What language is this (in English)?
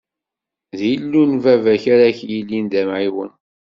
Kabyle